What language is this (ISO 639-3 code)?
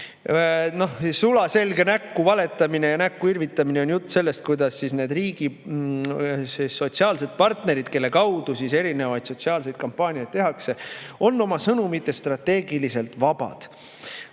est